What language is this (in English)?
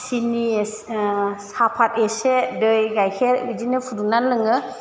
Bodo